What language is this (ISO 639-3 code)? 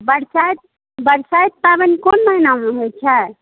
mai